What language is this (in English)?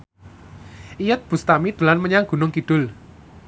Javanese